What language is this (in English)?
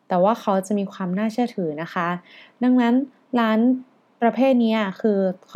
Thai